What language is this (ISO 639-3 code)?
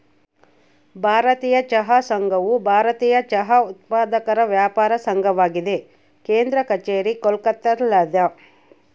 kan